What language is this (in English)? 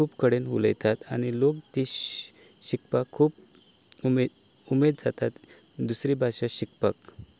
Konkani